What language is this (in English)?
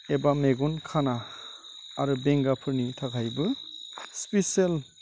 Bodo